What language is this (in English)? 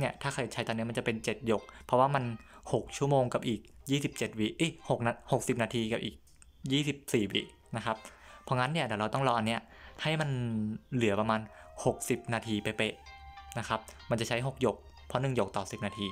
Thai